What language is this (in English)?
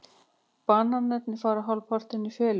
Icelandic